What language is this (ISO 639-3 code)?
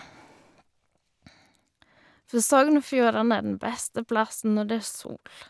nor